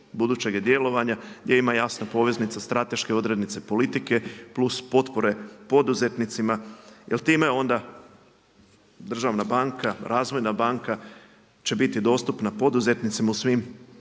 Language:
Croatian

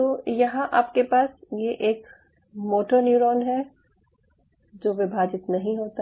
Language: Hindi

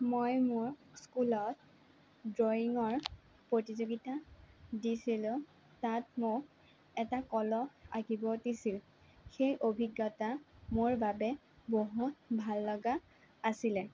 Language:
Assamese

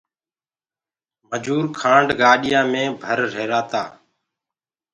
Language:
Gurgula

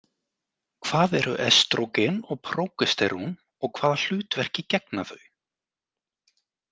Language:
Icelandic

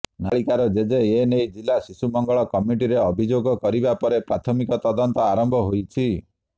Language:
Odia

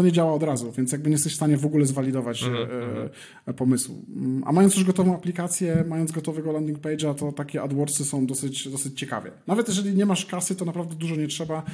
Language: Polish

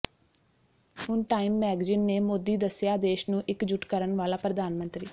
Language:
Punjabi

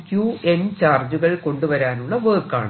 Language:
Malayalam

